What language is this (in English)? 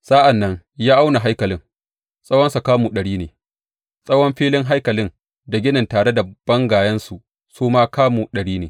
Hausa